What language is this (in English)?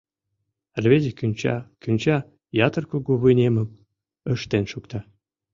Mari